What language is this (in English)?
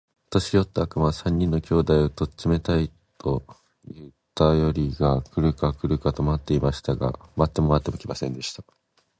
Japanese